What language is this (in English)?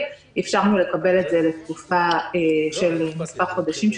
Hebrew